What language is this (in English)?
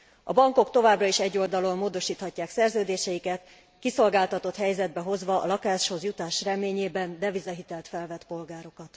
Hungarian